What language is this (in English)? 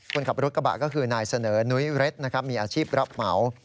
Thai